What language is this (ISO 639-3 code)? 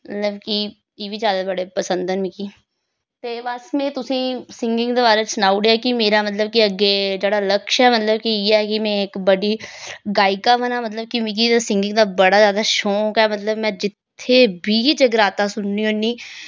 doi